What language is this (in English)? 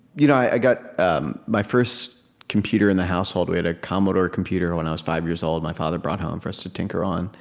English